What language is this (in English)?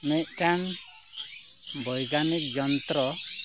Santali